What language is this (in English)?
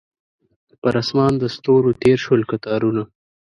Pashto